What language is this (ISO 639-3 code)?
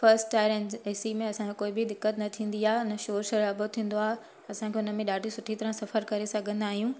snd